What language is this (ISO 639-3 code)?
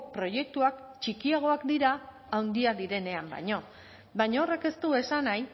eus